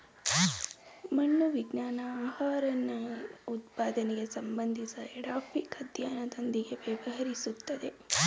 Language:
Kannada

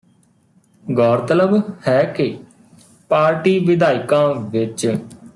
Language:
Punjabi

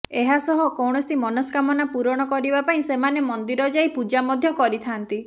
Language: Odia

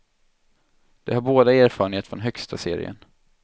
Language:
Swedish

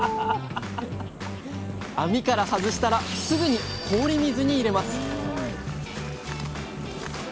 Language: Japanese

